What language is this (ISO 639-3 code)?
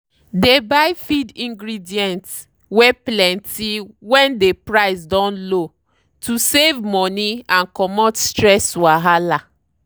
pcm